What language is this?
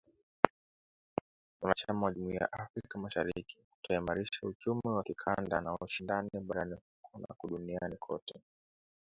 Swahili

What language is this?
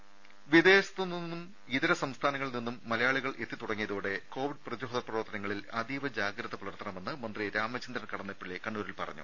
Malayalam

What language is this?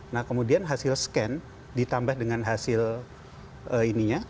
Indonesian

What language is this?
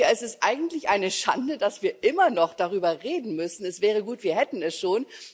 German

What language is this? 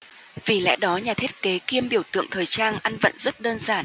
Vietnamese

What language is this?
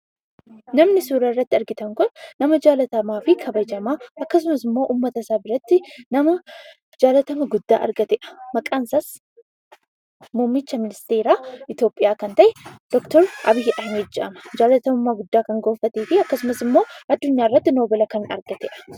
Oromo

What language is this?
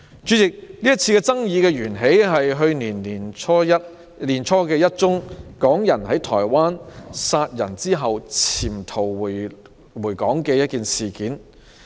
Cantonese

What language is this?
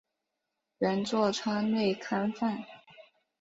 Chinese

